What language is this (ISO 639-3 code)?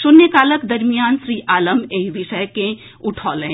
mai